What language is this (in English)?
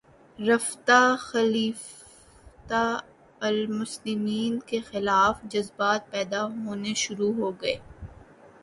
Urdu